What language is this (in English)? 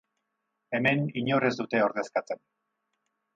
Basque